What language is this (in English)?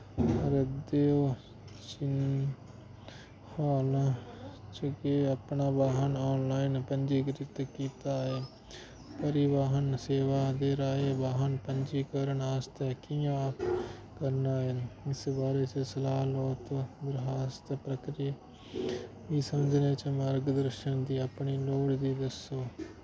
Dogri